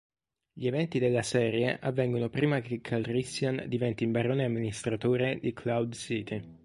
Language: Italian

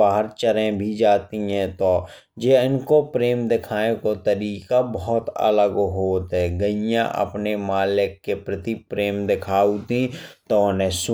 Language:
Bundeli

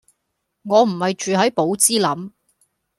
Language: Cantonese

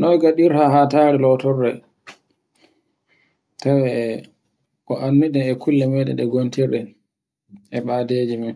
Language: Borgu Fulfulde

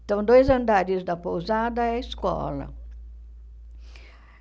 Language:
Portuguese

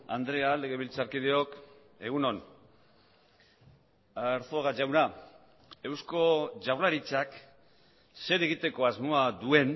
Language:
Basque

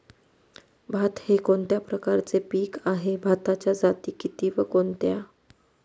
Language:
Marathi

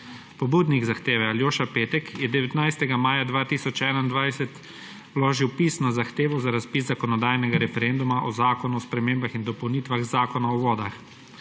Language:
Slovenian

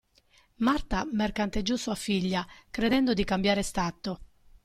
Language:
Italian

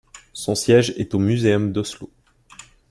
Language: French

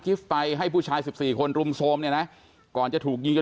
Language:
Thai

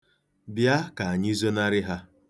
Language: Igbo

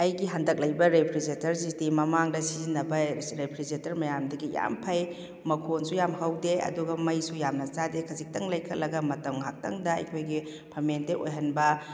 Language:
Manipuri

